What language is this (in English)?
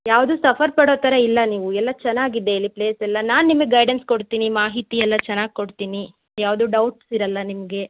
Kannada